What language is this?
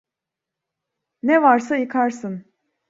Turkish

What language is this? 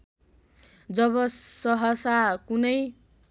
Nepali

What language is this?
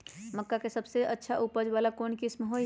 Magahi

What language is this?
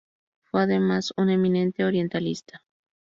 Spanish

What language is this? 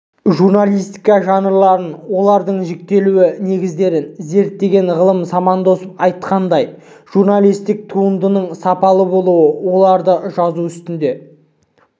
Kazakh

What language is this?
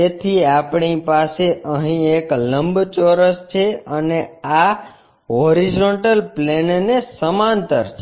Gujarati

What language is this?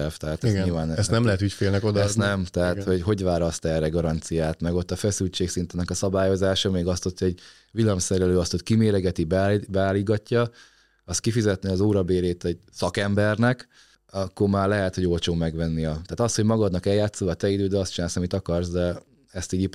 Hungarian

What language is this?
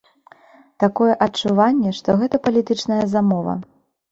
Belarusian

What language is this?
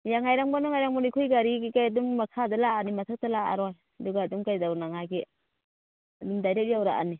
Manipuri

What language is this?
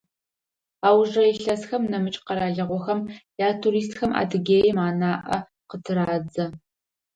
Adyghe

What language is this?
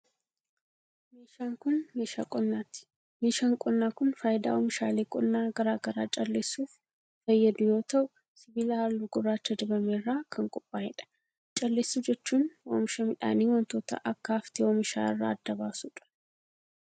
Oromo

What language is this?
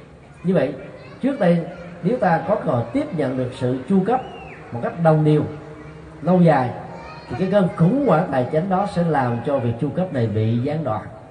Vietnamese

